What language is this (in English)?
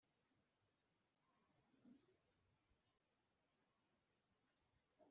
Kinyarwanda